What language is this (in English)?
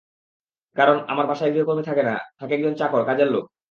Bangla